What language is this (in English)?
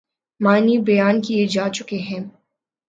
Urdu